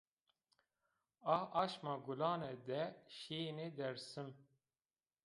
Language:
Zaza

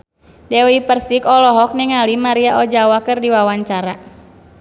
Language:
Sundanese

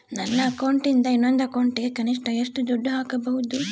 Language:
Kannada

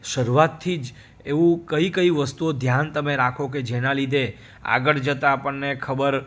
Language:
Gujarati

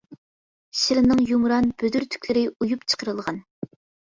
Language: Uyghur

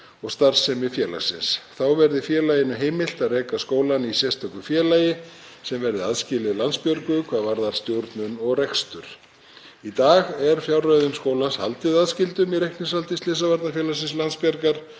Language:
Icelandic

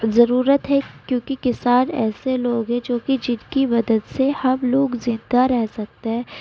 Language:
Urdu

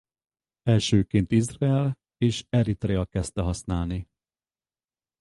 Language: Hungarian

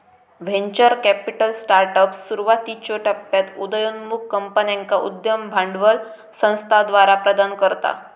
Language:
Marathi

